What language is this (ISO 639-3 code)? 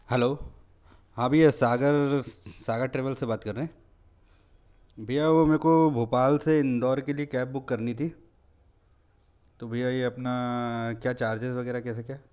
hin